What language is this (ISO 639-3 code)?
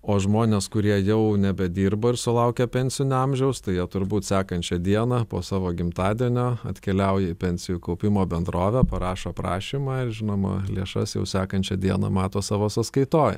lit